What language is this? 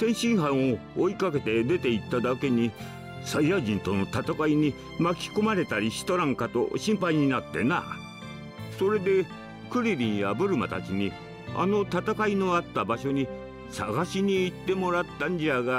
Japanese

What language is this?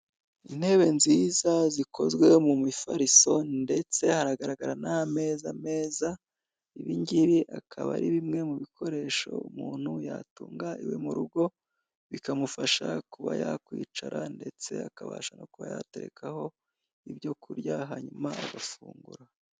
Kinyarwanda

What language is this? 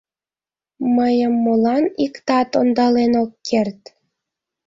Mari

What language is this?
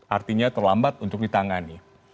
Indonesian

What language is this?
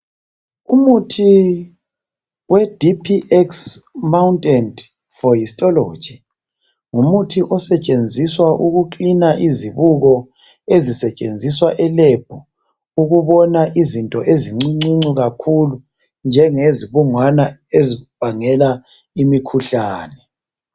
North Ndebele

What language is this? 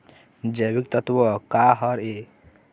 Chhattisgarhi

